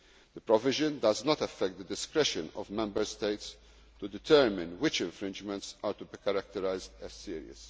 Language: English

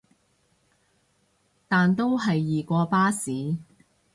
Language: Cantonese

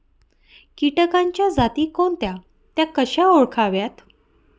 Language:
Marathi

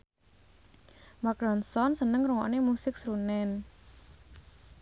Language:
Javanese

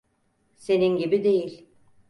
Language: Turkish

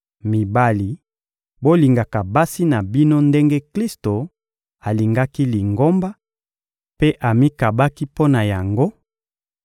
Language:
Lingala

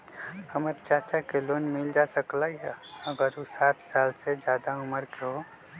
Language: Magahi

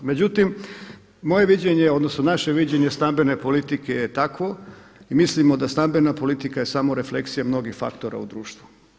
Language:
Croatian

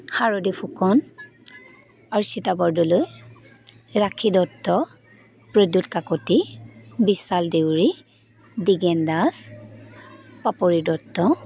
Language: Assamese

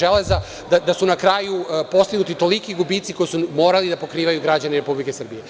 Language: Serbian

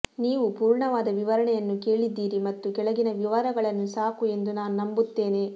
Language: Kannada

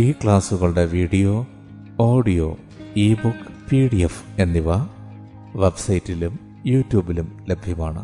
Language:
Malayalam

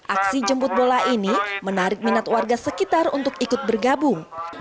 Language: Indonesian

